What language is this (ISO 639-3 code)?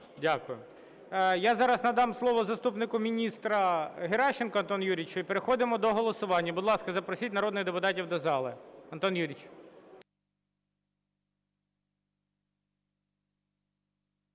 ukr